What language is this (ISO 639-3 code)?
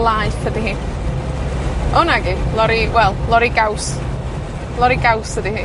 cym